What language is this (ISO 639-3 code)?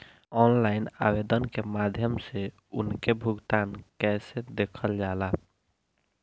bho